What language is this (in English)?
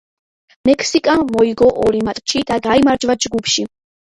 Georgian